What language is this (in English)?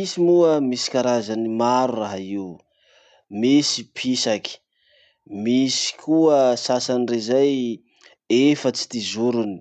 Masikoro Malagasy